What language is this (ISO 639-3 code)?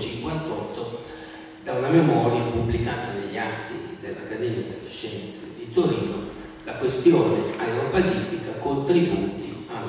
ita